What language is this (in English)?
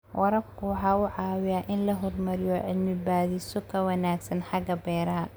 Somali